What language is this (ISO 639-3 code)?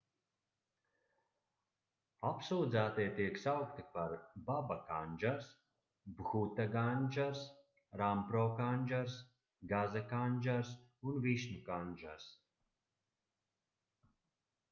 lav